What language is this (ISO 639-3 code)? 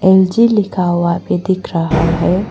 hin